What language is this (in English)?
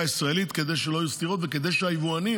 Hebrew